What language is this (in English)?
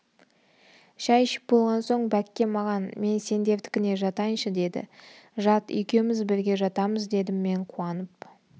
Kazakh